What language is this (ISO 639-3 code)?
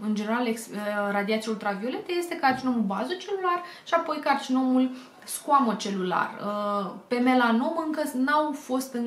ron